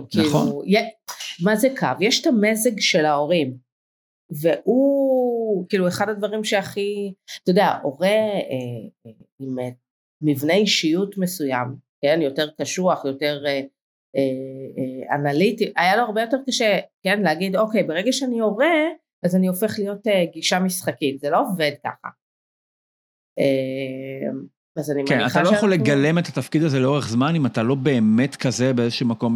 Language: Hebrew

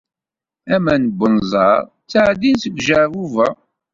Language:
Kabyle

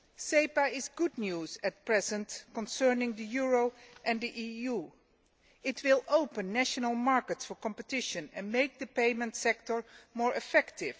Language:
English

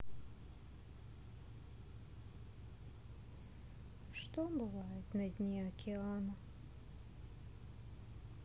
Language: Russian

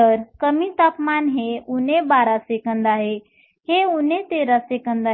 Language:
Marathi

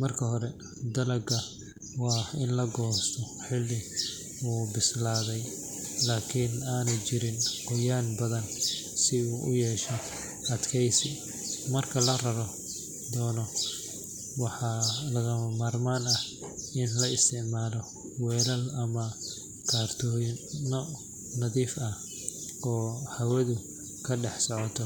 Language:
Somali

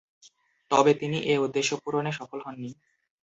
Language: Bangla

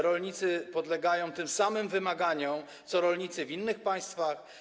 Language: Polish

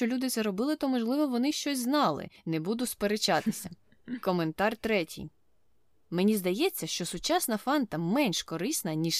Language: Ukrainian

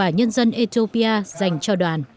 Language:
Vietnamese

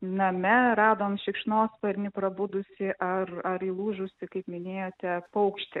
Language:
Lithuanian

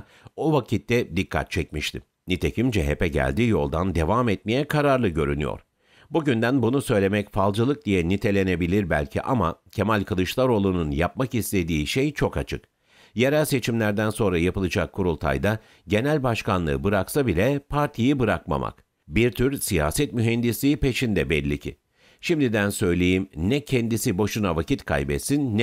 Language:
Turkish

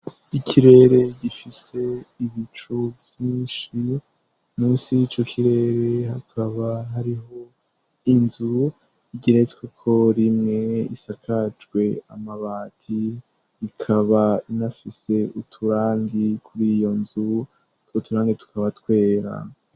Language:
Rundi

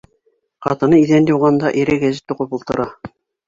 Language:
Bashkir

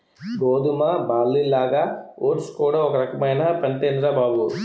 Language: Telugu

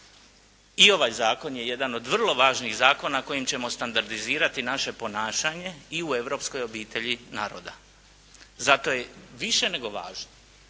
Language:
Croatian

